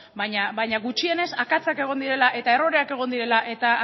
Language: Basque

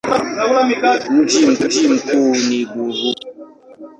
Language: Swahili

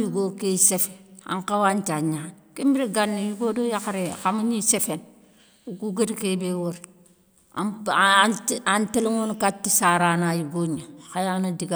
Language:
Soninke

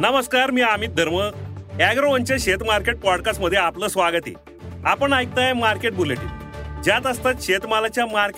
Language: Marathi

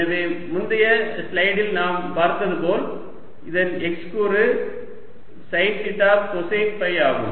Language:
Tamil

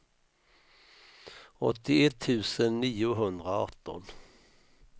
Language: Swedish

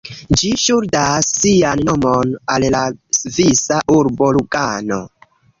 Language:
Esperanto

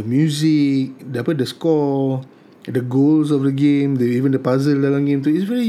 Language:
Malay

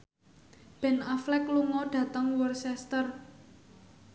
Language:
Javanese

